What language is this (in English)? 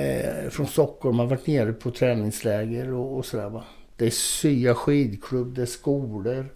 Swedish